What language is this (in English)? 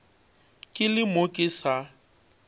Northern Sotho